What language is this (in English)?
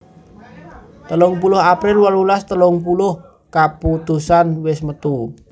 Javanese